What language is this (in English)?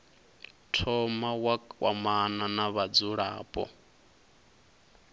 Venda